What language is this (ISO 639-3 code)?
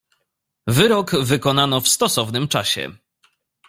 pol